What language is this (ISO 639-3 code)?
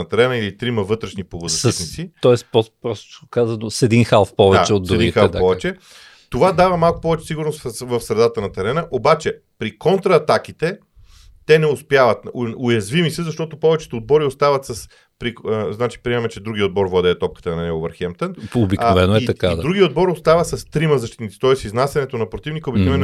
bul